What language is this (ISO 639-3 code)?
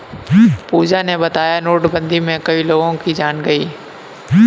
hin